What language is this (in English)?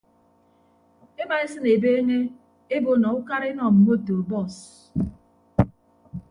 Ibibio